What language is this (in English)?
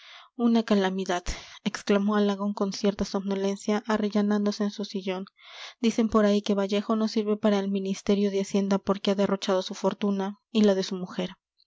Spanish